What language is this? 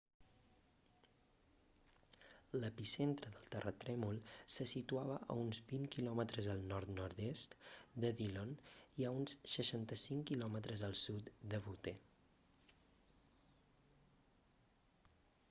Catalan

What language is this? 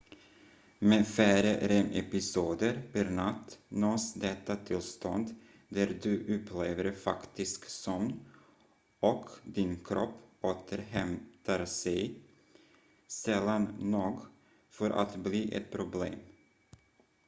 Swedish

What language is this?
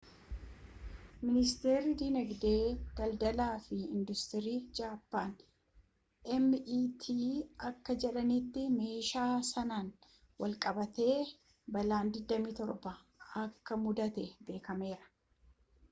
Oromo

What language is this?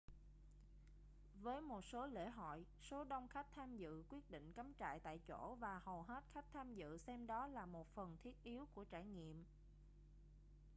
Vietnamese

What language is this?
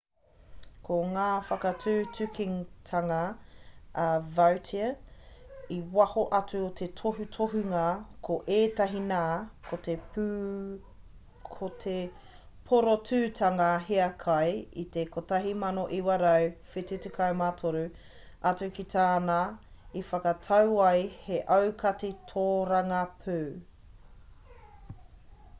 Māori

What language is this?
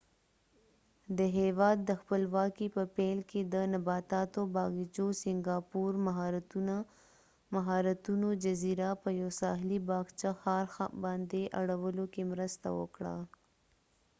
Pashto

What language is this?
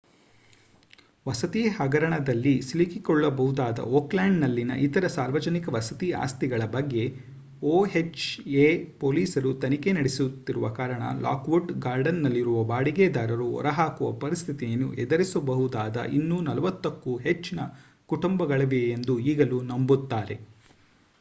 Kannada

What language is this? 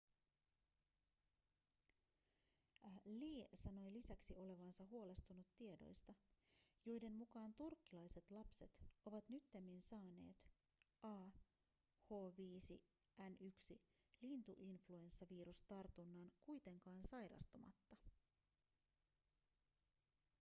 Finnish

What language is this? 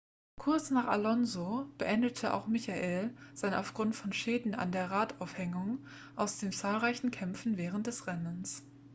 German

